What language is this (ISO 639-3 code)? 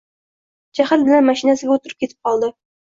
uzb